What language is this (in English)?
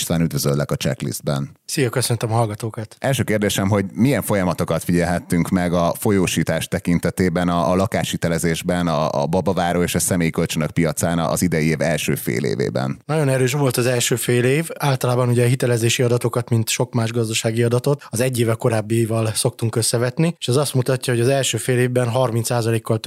Hungarian